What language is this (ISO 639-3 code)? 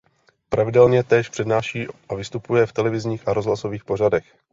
ces